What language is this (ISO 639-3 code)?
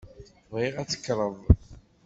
kab